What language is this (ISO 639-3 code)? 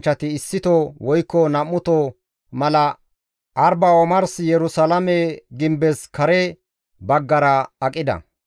gmv